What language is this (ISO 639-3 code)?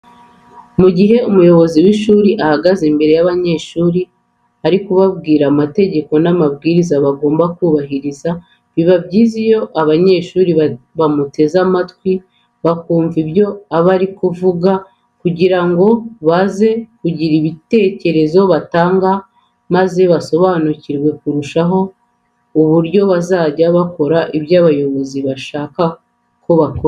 kin